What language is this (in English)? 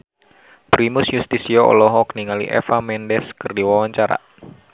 Sundanese